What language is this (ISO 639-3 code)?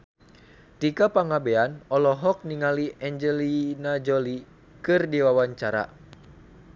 sun